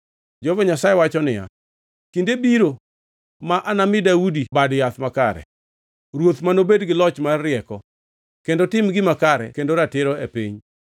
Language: Luo (Kenya and Tanzania)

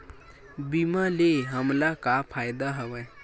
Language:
Chhattisgarhi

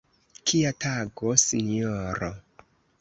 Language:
Esperanto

